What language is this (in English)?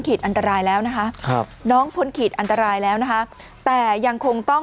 Thai